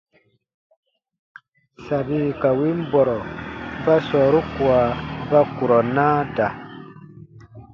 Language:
Baatonum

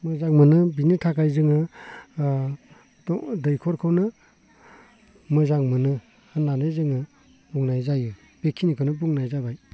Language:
Bodo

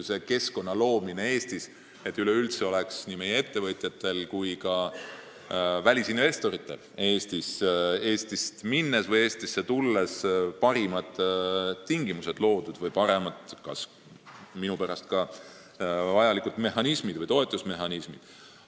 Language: Estonian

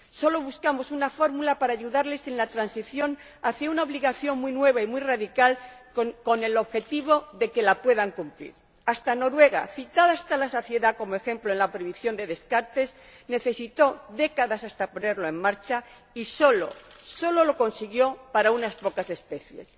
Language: Spanish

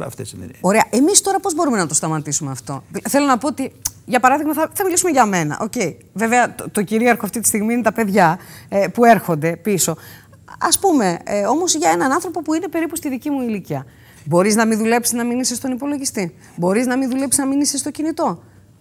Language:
Greek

